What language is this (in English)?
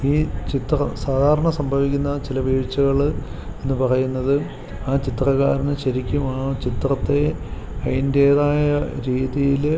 Malayalam